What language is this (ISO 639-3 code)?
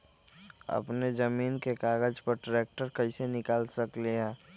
mag